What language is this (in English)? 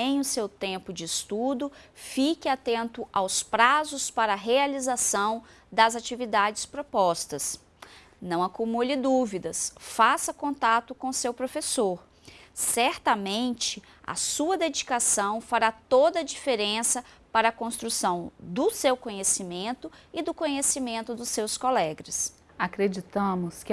Portuguese